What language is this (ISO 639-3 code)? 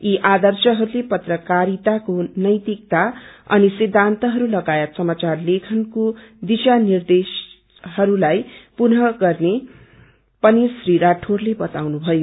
nep